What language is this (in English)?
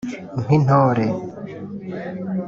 Kinyarwanda